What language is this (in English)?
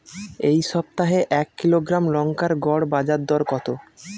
Bangla